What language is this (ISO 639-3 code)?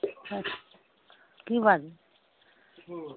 mai